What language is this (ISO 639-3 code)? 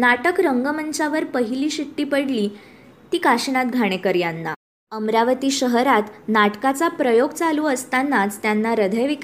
mar